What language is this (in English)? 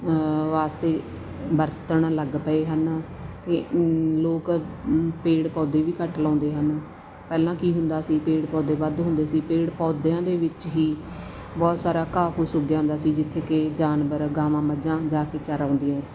Punjabi